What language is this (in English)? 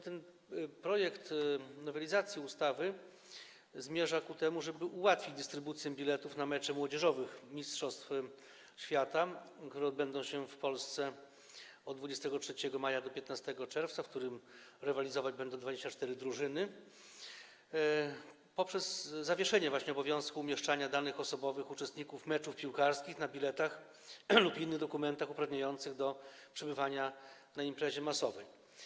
Polish